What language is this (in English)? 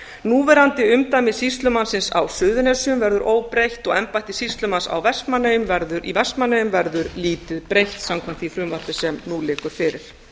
Icelandic